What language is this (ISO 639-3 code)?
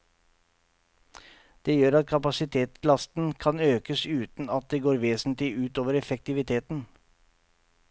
nor